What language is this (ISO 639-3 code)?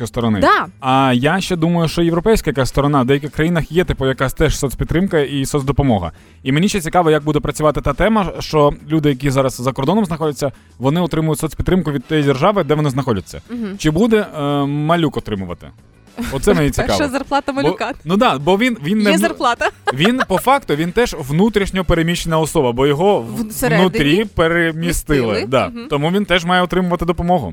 ukr